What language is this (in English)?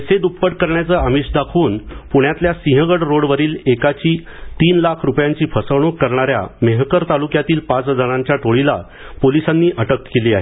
Marathi